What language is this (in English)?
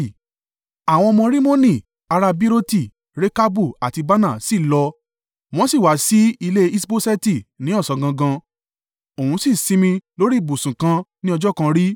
Yoruba